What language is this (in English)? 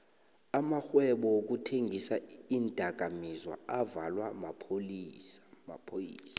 South Ndebele